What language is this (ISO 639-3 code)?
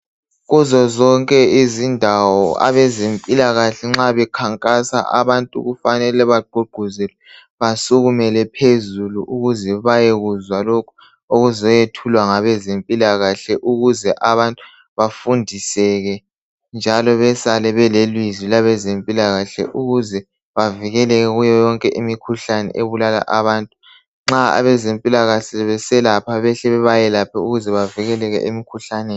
nde